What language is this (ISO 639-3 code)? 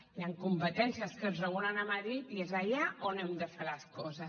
cat